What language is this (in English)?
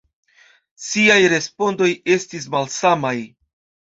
Esperanto